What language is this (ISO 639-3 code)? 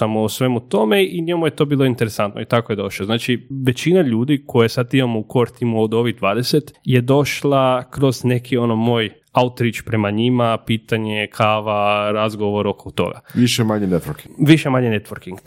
hrv